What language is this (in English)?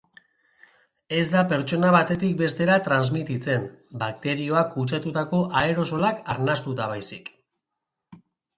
Basque